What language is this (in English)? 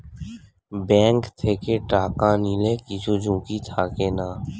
Bangla